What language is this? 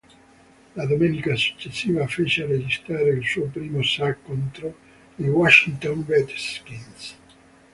Italian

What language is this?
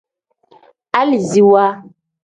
Tem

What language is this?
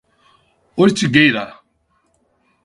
Portuguese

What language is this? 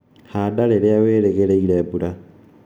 Kikuyu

